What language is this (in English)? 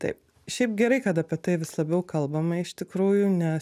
Lithuanian